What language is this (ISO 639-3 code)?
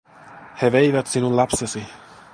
fin